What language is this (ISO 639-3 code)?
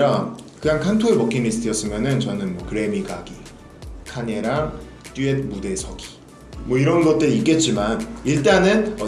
kor